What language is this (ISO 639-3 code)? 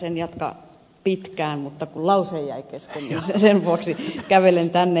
fin